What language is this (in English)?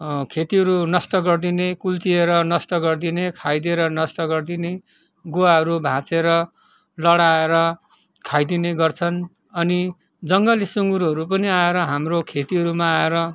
Nepali